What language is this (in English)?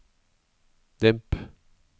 Norwegian